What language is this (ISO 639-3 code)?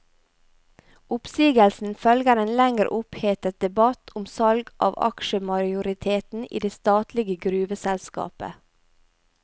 nor